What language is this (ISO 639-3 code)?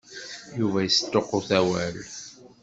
kab